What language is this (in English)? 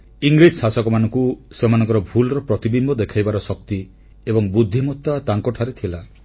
Odia